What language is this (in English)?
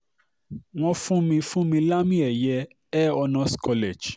Yoruba